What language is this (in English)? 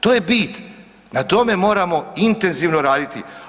Croatian